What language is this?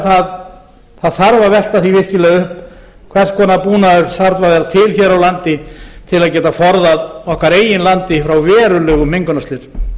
Icelandic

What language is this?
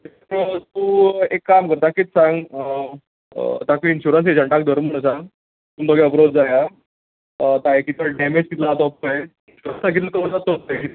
Konkani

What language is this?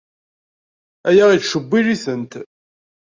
Kabyle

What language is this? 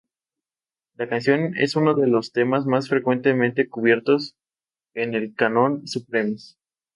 Spanish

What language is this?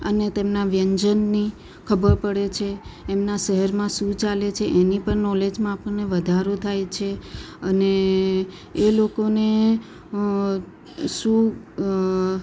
Gujarati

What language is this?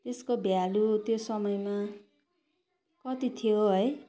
Nepali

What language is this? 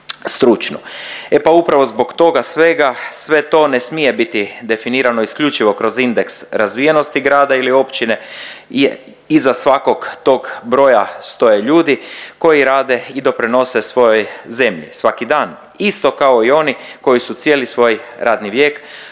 Croatian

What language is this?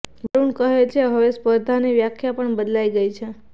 Gujarati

